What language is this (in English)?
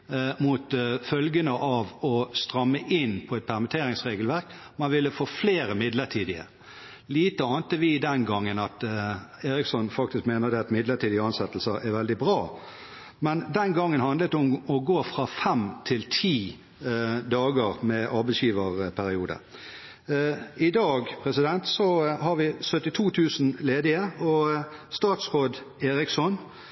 Norwegian Bokmål